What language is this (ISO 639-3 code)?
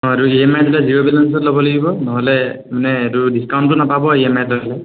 asm